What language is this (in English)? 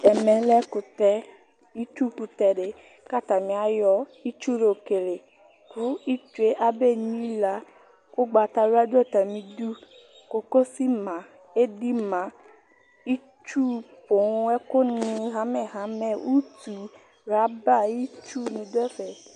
Ikposo